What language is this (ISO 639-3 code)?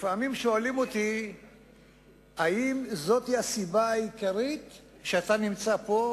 heb